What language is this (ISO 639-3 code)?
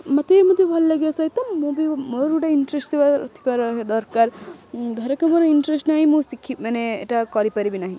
ori